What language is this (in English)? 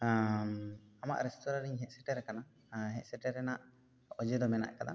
Santali